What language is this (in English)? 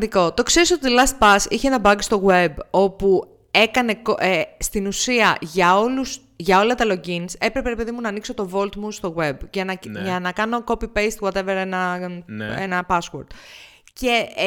Greek